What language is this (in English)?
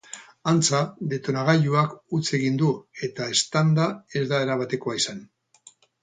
Basque